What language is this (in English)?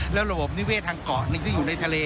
Thai